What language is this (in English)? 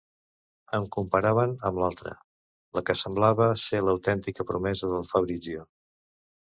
Catalan